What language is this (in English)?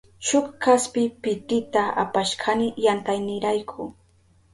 Southern Pastaza Quechua